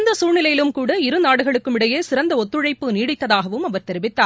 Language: Tamil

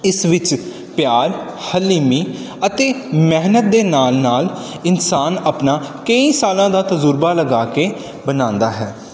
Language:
Punjabi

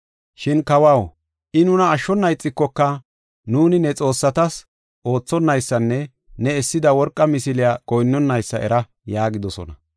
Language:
Gofa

